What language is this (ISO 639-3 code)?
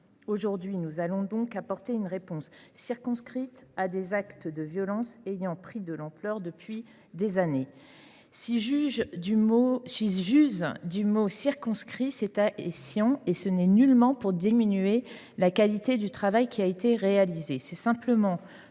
fra